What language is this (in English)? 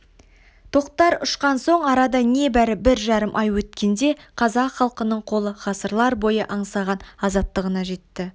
Kazakh